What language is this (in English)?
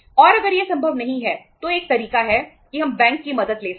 Hindi